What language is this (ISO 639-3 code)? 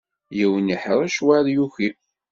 kab